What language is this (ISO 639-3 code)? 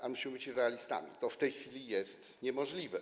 pol